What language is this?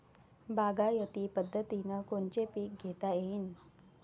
Marathi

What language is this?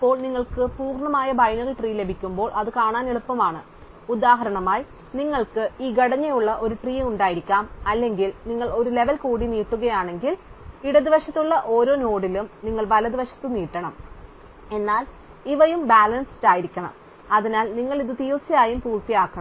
Malayalam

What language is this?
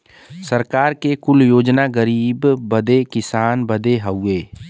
Bhojpuri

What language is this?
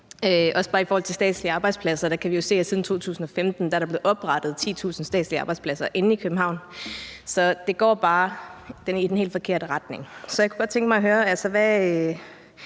Danish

